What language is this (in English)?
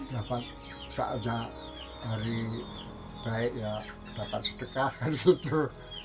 Indonesian